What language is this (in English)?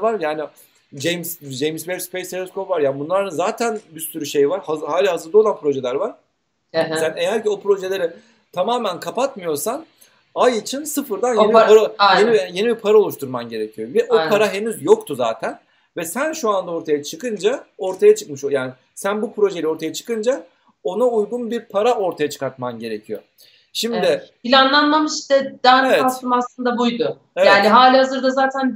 Turkish